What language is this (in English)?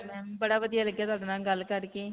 Punjabi